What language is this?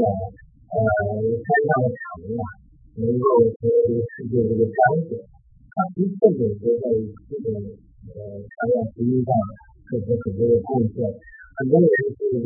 Chinese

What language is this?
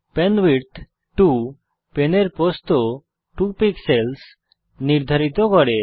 Bangla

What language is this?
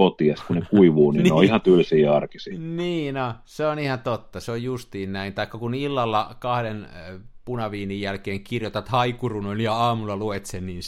Finnish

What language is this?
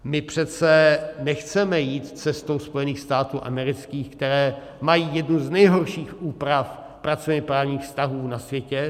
Czech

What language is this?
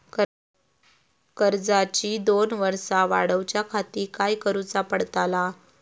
Marathi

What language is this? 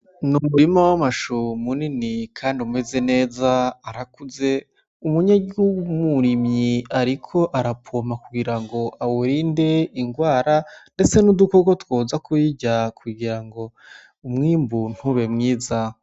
Rundi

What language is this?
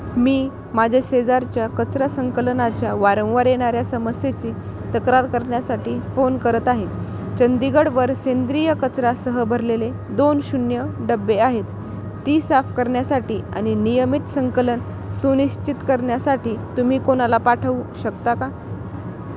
Marathi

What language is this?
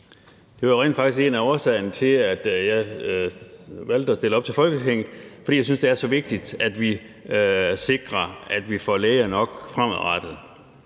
Danish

